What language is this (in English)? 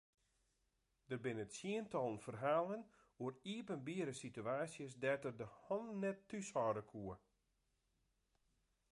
Western Frisian